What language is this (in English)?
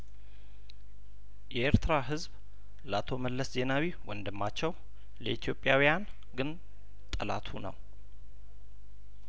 Amharic